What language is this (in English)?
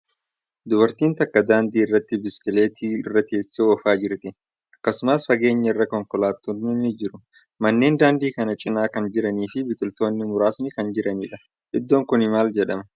Oromo